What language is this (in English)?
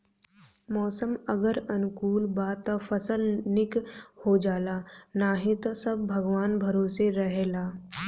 Bhojpuri